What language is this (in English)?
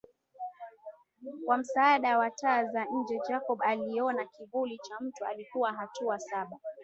Swahili